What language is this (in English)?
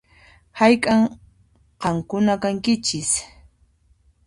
Puno Quechua